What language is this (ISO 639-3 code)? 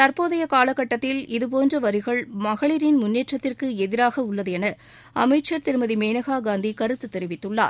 tam